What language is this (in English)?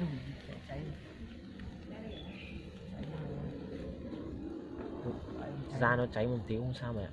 Vietnamese